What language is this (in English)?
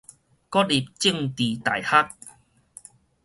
Min Nan Chinese